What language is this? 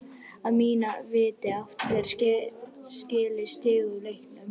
Icelandic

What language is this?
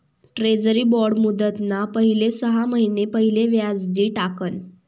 Marathi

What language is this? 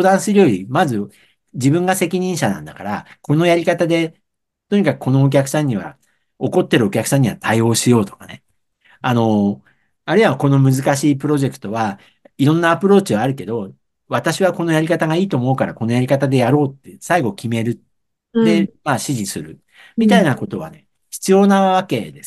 Japanese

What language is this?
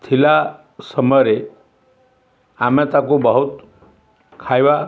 Odia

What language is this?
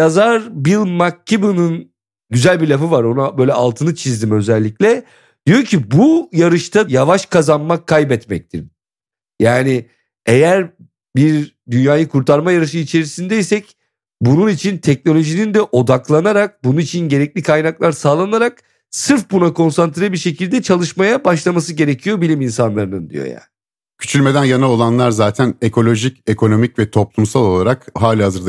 Turkish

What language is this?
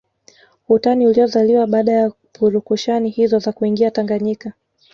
Swahili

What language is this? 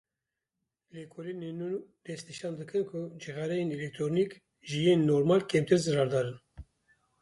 Kurdish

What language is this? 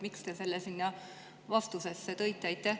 Estonian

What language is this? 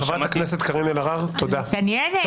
Hebrew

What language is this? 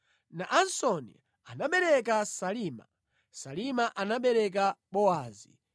Nyanja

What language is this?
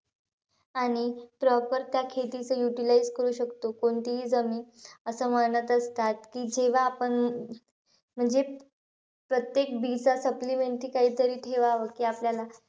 Marathi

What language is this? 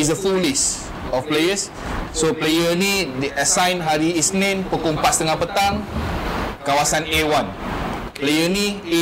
Malay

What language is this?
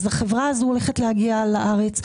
Hebrew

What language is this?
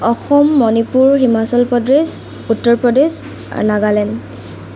Assamese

